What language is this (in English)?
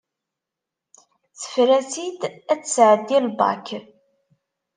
Kabyle